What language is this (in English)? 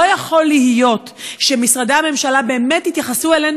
Hebrew